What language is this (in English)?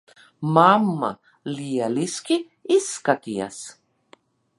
Latvian